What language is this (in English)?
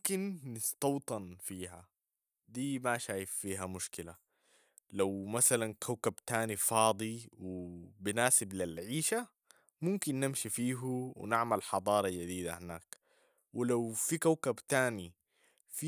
Sudanese Arabic